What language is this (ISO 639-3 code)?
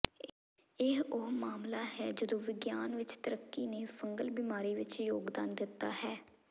pan